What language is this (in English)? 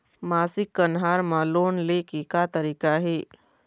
Chhattisgarhi